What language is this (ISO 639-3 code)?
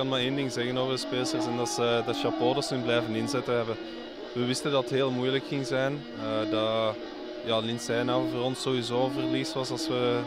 nld